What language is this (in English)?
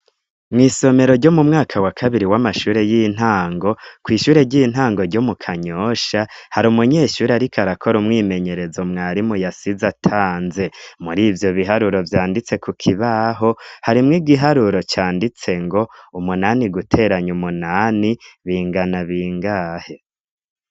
Rundi